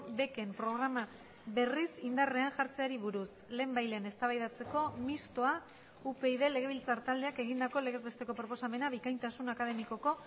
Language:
Basque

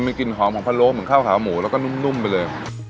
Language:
Thai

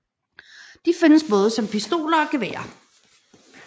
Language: Danish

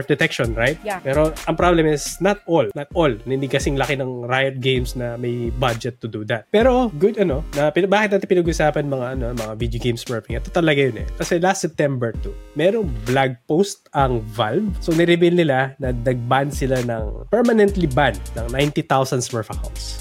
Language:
Filipino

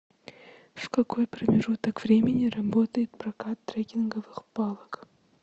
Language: Russian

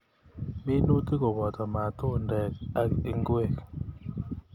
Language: Kalenjin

